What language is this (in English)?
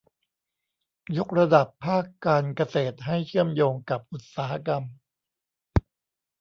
Thai